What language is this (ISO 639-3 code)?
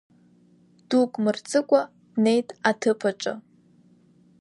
abk